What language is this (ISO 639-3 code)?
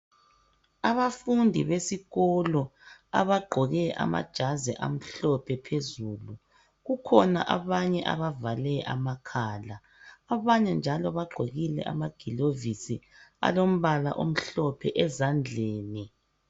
nde